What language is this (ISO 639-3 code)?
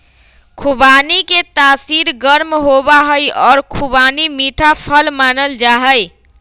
mag